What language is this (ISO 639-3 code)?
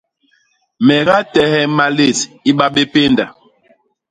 bas